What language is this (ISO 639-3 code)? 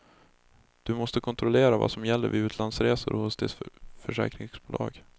swe